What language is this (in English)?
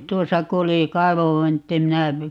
Finnish